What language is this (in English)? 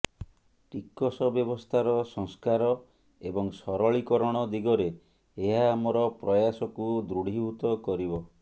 Odia